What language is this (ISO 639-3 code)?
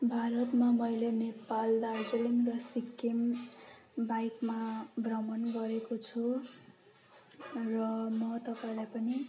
nep